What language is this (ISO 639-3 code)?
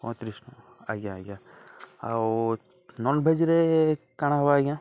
ori